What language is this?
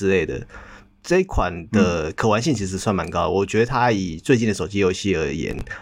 Chinese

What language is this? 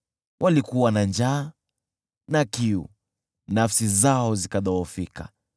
Swahili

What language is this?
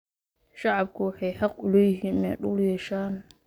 Somali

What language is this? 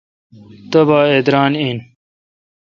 Kalkoti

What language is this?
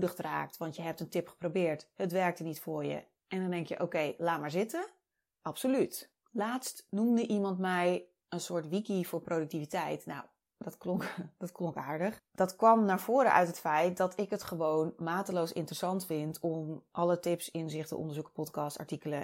Dutch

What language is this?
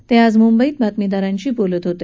Marathi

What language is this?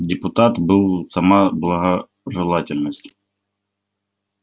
Russian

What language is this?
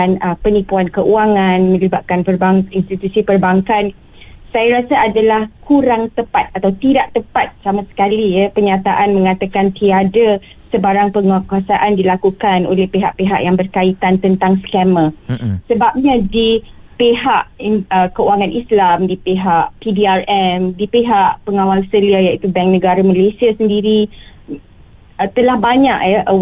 Malay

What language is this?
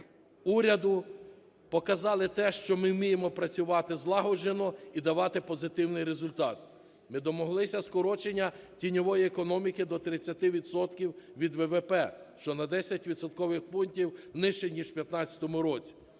Ukrainian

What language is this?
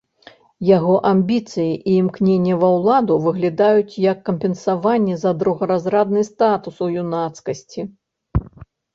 Belarusian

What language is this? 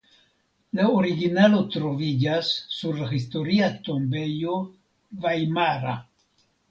Esperanto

